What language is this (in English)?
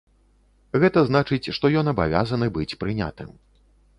Belarusian